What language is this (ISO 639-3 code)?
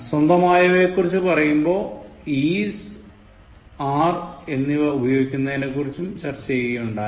mal